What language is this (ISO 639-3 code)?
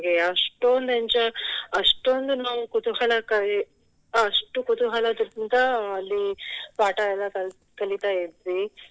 kan